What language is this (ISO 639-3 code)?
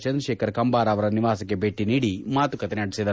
kan